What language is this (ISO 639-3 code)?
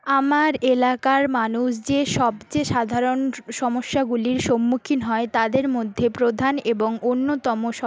ben